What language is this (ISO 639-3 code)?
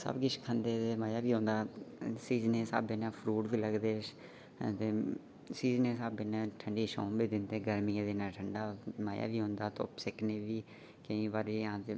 doi